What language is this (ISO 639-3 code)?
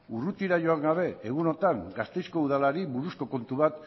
eus